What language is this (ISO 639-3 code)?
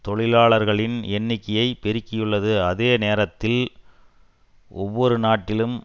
tam